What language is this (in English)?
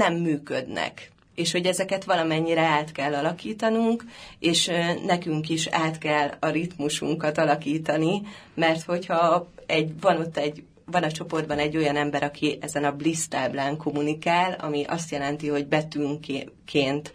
Hungarian